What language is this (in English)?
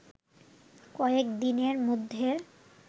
Bangla